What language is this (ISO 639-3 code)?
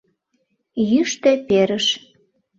chm